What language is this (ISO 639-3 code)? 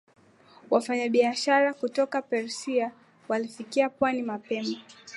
swa